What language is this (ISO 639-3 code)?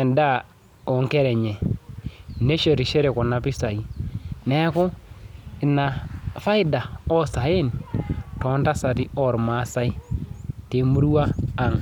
mas